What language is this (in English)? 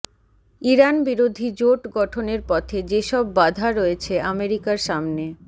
Bangla